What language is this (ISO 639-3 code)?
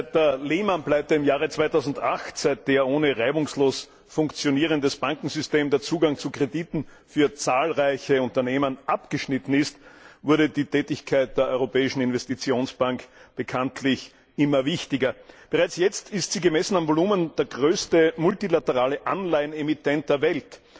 deu